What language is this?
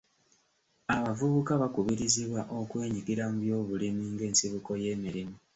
Ganda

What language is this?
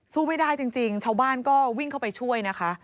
Thai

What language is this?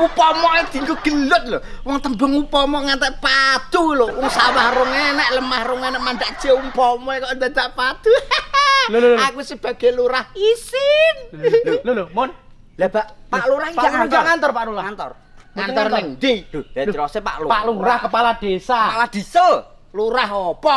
Indonesian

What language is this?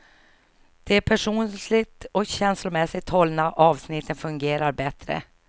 Swedish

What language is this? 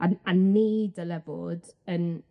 Welsh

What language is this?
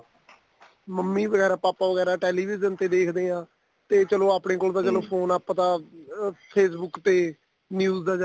Punjabi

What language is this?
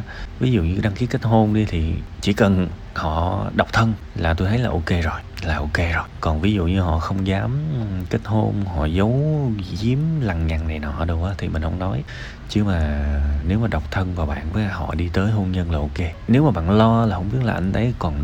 Vietnamese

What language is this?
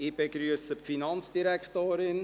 Swiss German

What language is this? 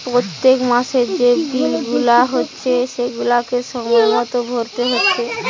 Bangla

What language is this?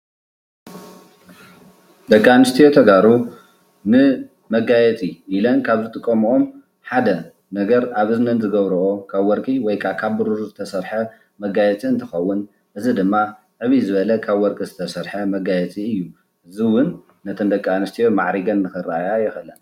Tigrinya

